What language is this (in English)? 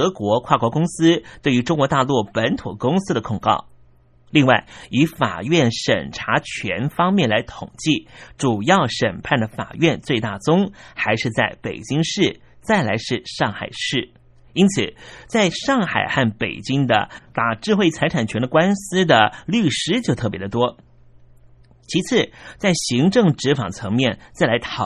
Chinese